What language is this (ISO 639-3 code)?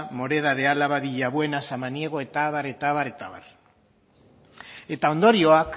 eus